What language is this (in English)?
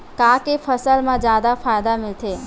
Chhattisgarhi